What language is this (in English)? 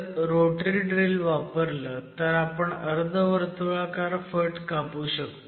Marathi